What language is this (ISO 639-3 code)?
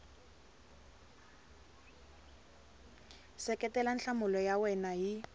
tso